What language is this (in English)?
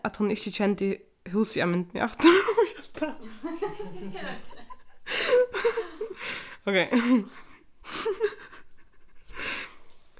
Faroese